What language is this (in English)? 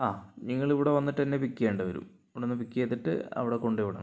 Malayalam